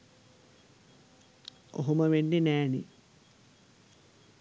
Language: Sinhala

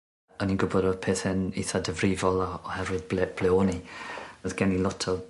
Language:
Welsh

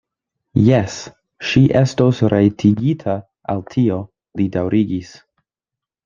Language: Esperanto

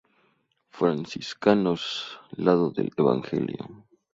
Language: Spanish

